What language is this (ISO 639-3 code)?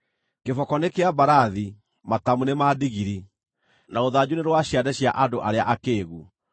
kik